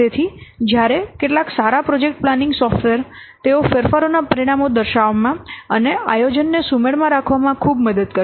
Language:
Gujarati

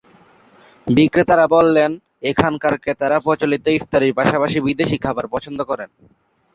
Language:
Bangla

